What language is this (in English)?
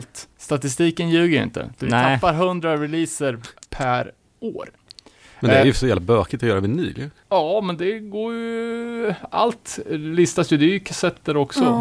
Swedish